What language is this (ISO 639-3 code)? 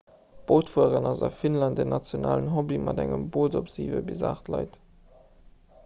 ltz